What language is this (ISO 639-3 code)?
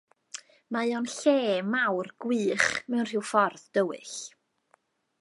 cym